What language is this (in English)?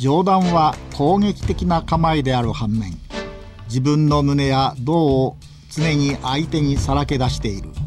Japanese